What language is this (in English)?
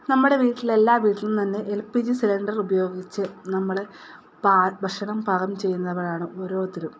Malayalam